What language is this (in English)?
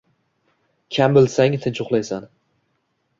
Uzbek